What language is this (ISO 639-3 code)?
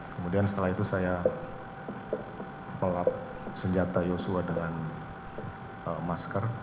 ind